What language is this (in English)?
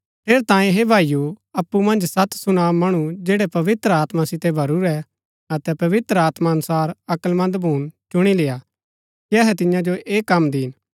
Gaddi